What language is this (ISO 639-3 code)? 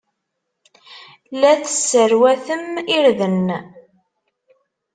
kab